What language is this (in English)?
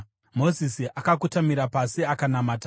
Shona